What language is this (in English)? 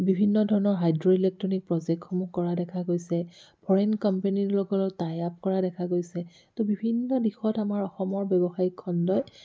Assamese